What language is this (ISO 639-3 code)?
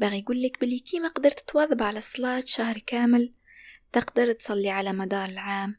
ara